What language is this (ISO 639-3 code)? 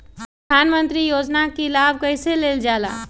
mag